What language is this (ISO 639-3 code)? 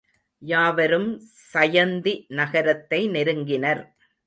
tam